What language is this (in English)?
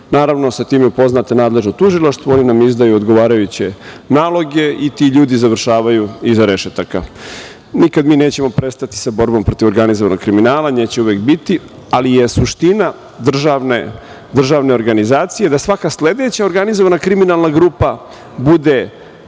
Serbian